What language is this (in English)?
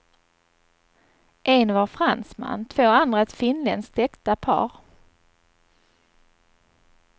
Swedish